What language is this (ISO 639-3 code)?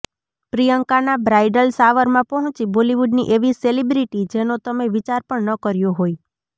guj